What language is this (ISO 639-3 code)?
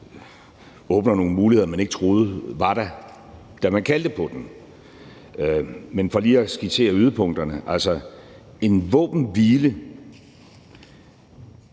dan